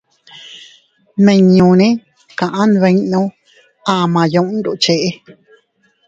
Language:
Teutila Cuicatec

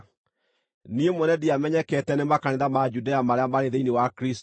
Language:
Kikuyu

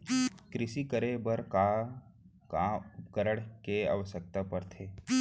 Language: Chhattisgarhi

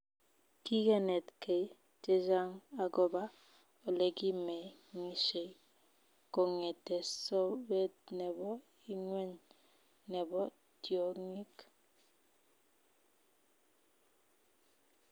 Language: Kalenjin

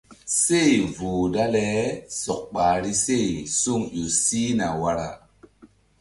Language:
Mbum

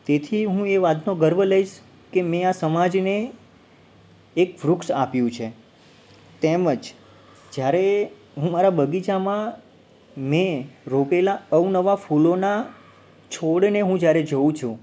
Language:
Gujarati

